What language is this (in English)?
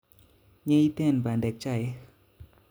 Kalenjin